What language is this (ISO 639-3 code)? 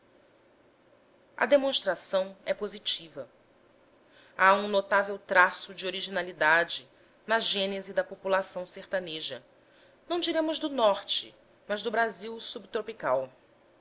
por